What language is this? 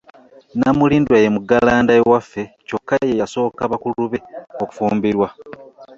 Ganda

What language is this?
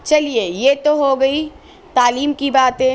Urdu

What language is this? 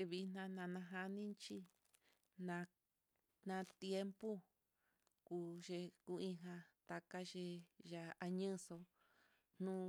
Mitlatongo Mixtec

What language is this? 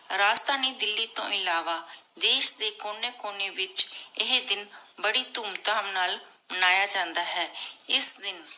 Punjabi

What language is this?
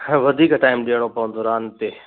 Sindhi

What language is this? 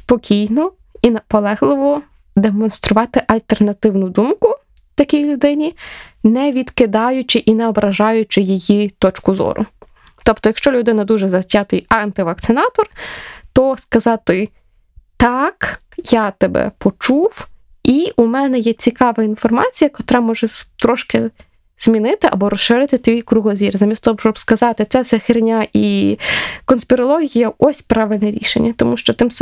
Ukrainian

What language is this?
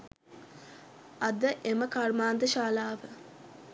Sinhala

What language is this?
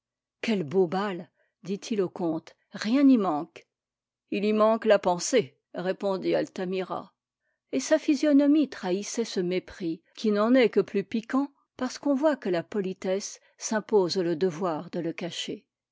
French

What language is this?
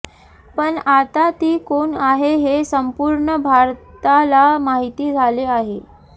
Marathi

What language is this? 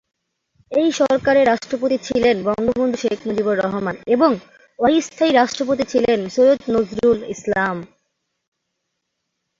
Bangla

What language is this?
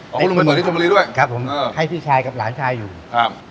Thai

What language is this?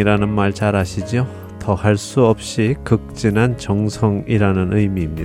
Korean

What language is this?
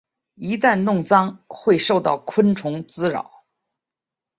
Chinese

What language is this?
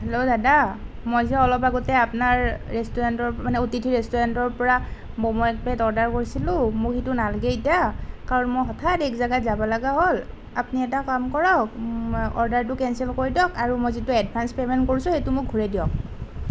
Assamese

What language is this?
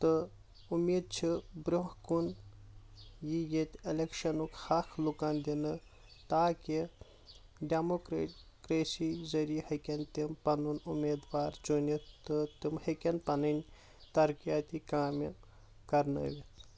Kashmiri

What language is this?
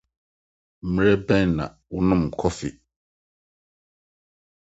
Akan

